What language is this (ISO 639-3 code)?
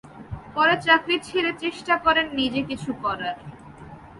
ben